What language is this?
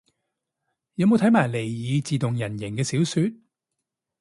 Cantonese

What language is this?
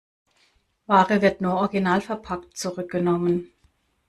German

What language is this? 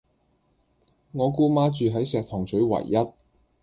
Cantonese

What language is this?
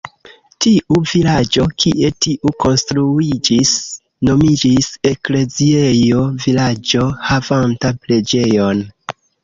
Esperanto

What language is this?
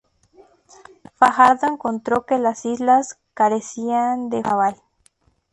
Spanish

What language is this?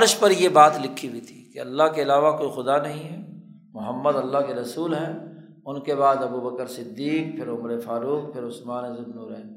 Urdu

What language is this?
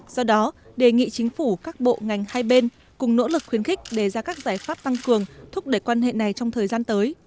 Vietnamese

